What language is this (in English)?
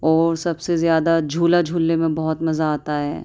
Urdu